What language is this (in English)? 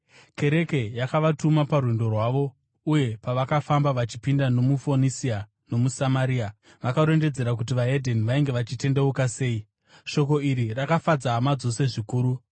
Shona